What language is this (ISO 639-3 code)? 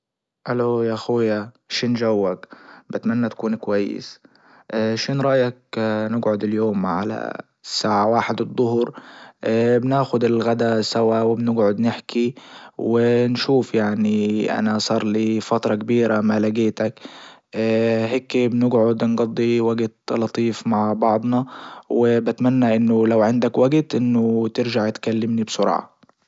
ayl